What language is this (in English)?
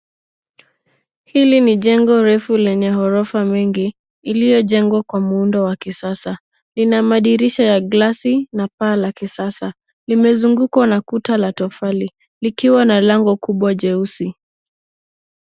Swahili